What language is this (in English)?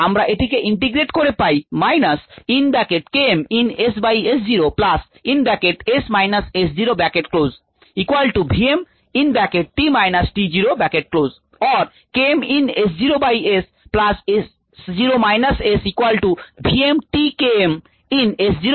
Bangla